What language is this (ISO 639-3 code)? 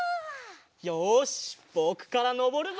jpn